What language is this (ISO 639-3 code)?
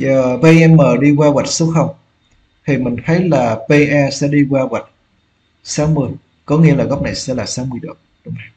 vie